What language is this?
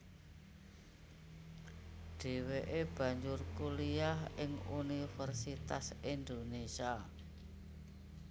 Javanese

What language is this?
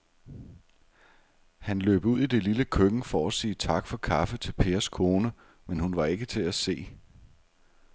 Danish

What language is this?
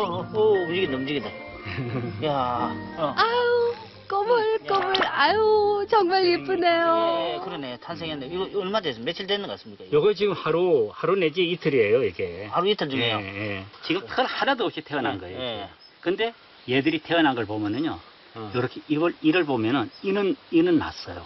Korean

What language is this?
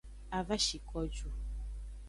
Aja (Benin)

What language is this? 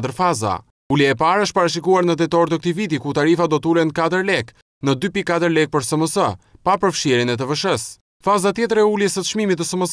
Romanian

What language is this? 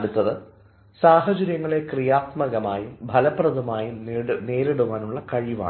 Malayalam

